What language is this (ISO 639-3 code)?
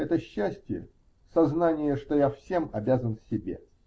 rus